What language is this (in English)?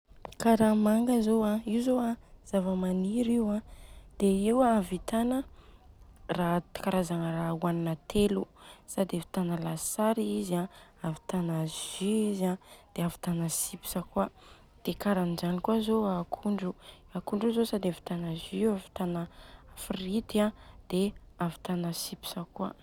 Southern Betsimisaraka Malagasy